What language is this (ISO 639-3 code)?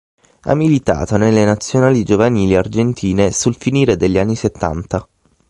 ita